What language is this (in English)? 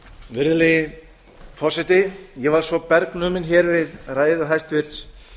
Icelandic